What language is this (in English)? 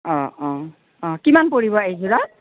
Assamese